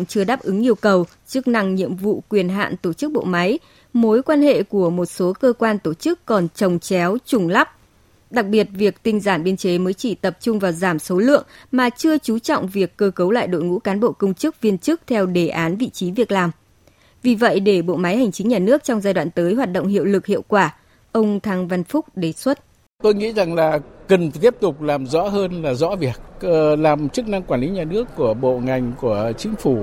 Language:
Vietnamese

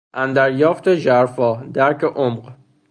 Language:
Persian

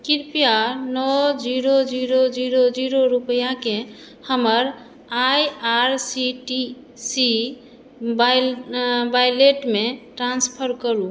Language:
Maithili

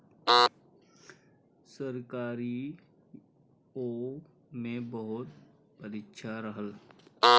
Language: Bhojpuri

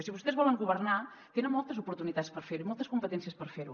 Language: Catalan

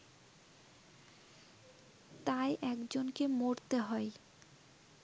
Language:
Bangla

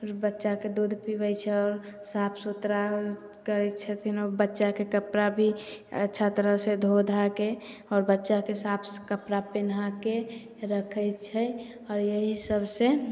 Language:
Maithili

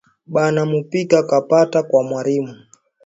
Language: Swahili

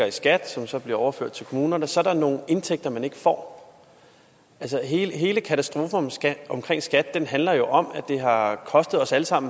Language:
Danish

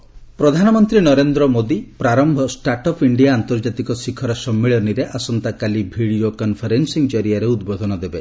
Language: Odia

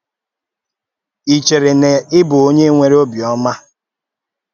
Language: Igbo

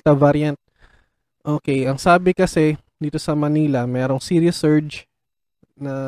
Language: Filipino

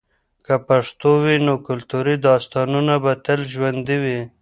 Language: Pashto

